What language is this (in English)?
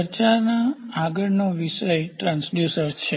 Gujarati